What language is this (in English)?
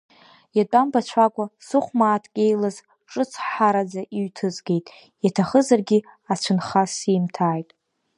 Abkhazian